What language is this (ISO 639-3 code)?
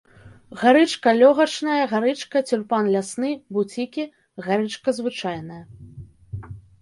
bel